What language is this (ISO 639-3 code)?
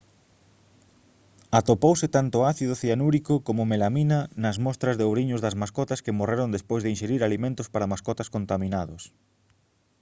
glg